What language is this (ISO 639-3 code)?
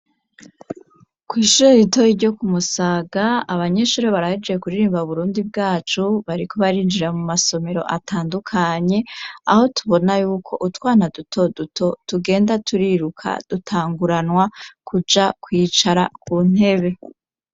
run